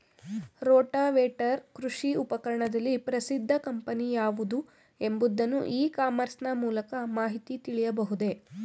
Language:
Kannada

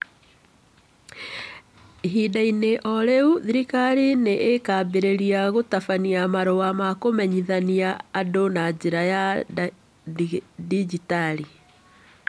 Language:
Kikuyu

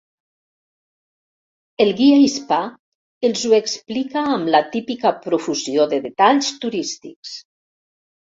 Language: Catalan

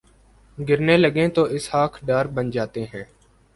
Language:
Urdu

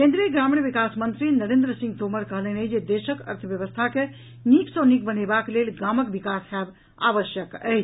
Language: Maithili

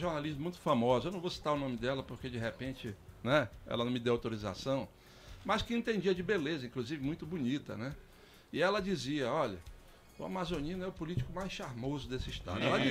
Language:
Portuguese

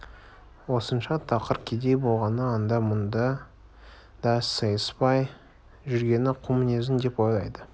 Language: Kazakh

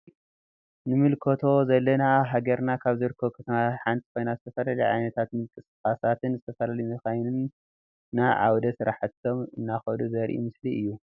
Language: Tigrinya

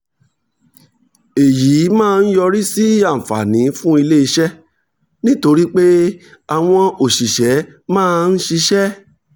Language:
Yoruba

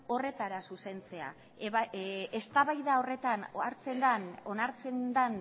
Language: Basque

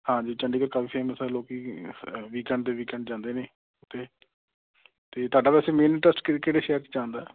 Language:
Punjabi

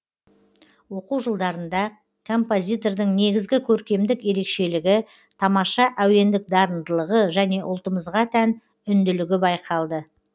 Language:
Kazakh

